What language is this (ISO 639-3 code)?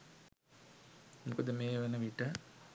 sin